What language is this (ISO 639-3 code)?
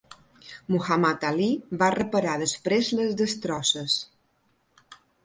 cat